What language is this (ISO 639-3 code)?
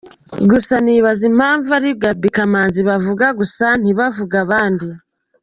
kin